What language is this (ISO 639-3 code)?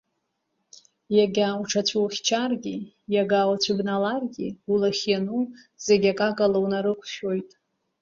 abk